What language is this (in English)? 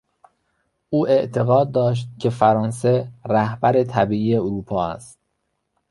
Persian